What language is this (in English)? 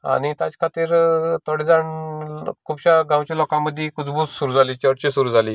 Konkani